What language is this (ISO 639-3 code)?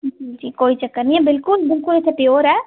doi